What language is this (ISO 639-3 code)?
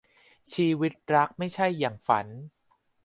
tha